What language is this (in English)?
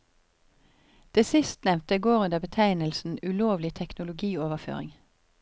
Norwegian